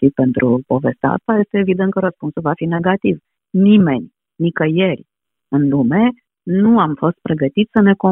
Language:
Romanian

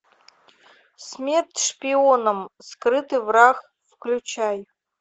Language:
Russian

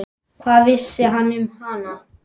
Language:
Icelandic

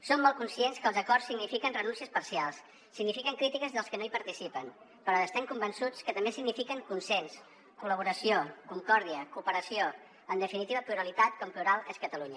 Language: Catalan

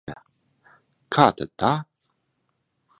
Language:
Latvian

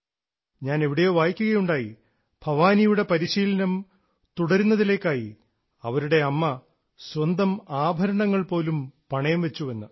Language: Malayalam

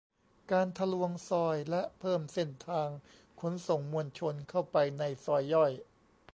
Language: Thai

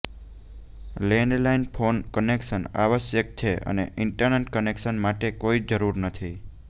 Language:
Gujarati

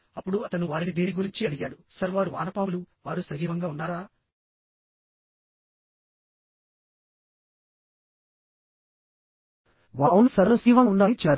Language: Telugu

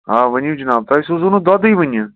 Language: Kashmiri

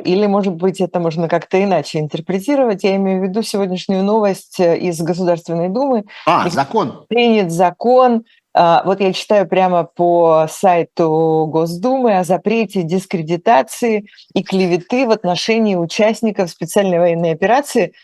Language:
Russian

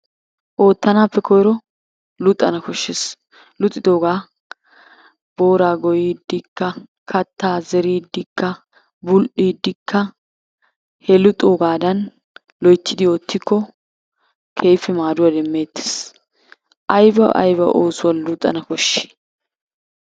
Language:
Wolaytta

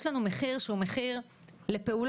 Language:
Hebrew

